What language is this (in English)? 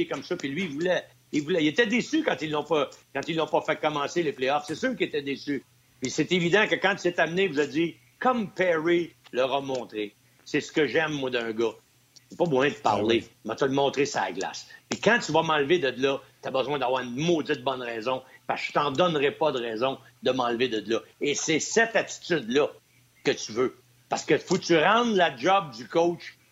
French